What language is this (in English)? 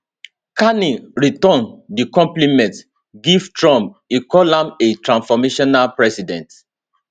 Nigerian Pidgin